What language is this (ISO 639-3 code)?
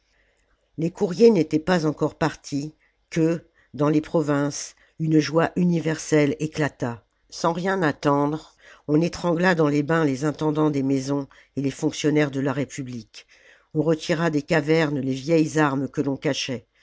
fra